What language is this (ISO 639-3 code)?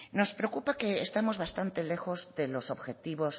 spa